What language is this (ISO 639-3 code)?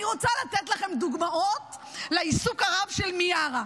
heb